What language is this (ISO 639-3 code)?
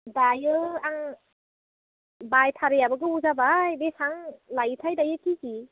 brx